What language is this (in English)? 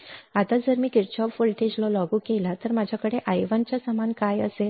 Marathi